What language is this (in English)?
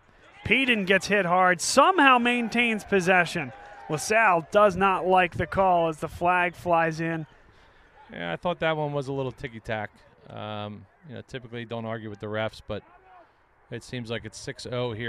English